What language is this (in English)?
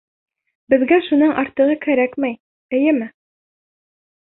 Bashkir